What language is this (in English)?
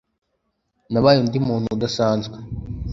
Kinyarwanda